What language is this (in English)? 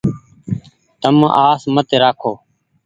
Goaria